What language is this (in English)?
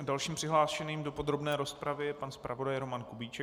Czech